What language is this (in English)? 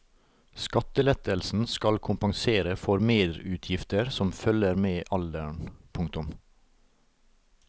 Norwegian